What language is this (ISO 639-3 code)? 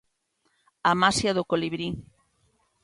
glg